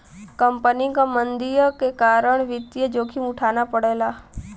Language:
Bhojpuri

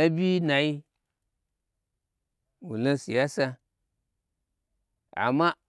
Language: Gbagyi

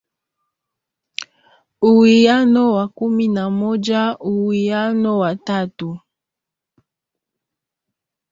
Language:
Swahili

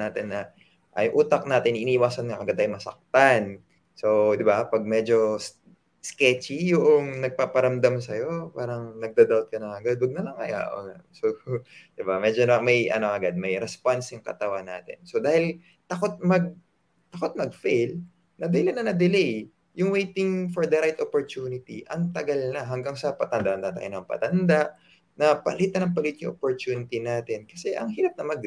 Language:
Filipino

